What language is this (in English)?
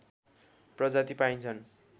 Nepali